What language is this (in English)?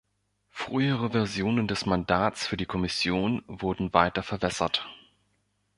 German